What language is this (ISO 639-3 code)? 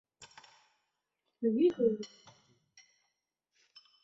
zho